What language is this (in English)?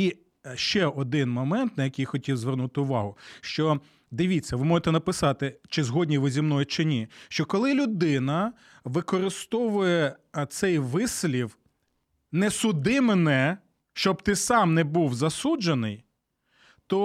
Ukrainian